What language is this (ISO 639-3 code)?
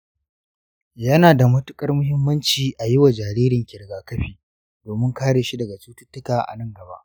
hau